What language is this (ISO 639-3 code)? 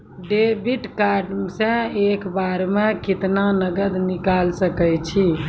mai